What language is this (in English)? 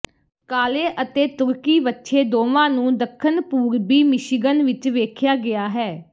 Punjabi